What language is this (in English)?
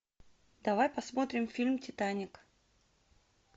Russian